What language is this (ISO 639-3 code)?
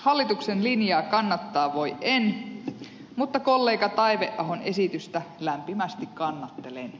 fin